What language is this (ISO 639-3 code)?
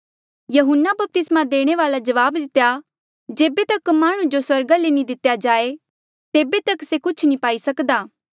mjl